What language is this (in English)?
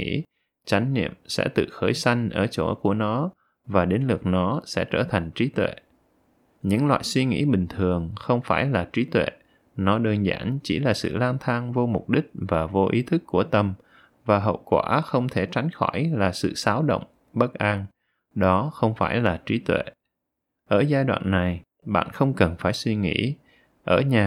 Vietnamese